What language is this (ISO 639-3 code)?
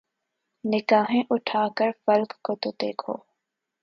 urd